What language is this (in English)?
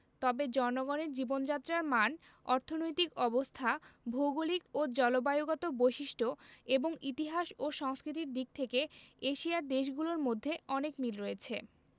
Bangla